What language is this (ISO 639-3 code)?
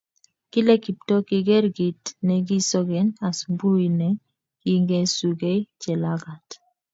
kln